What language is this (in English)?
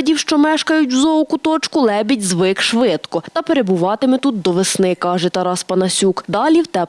Ukrainian